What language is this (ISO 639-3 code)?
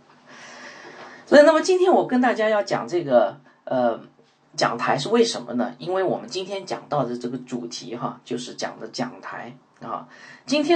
zho